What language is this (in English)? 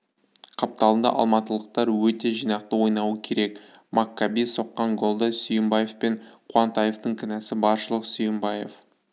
Kazakh